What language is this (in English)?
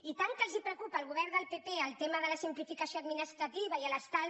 Catalan